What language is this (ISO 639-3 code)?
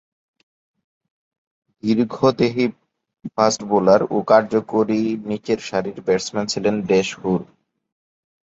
ben